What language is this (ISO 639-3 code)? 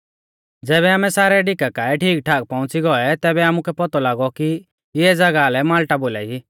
bfz